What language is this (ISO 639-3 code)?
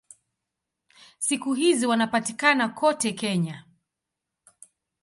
swa